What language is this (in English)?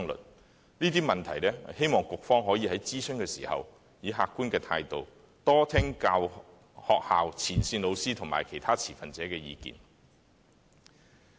Cantonese